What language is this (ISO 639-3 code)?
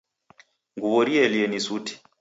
dav